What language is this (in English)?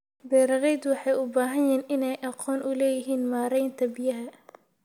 Somali